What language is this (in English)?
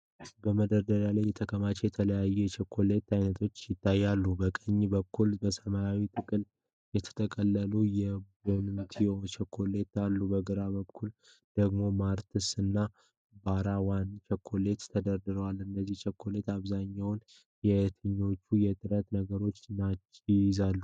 Amharic